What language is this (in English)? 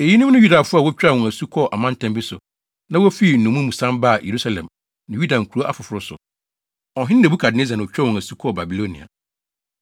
Akan